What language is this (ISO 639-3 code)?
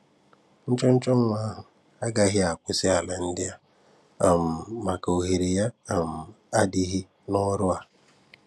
ibo